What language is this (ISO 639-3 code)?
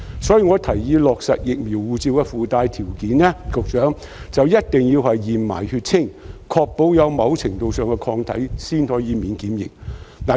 yue